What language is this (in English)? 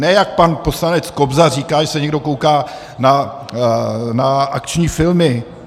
Czech